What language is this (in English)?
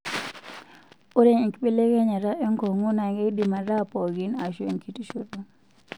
Masai